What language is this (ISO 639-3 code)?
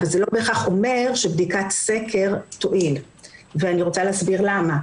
heb